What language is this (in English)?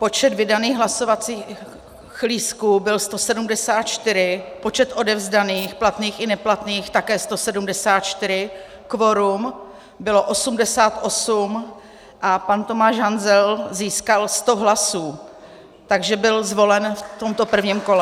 Czech